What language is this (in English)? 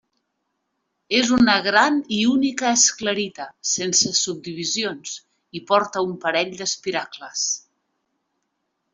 Catalan